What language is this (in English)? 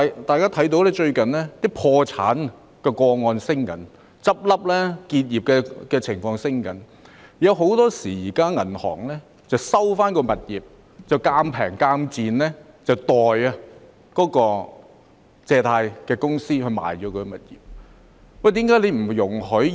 Cantonese